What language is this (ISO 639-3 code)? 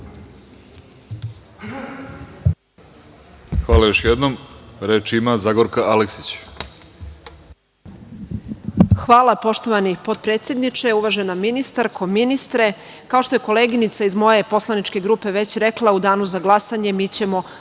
srp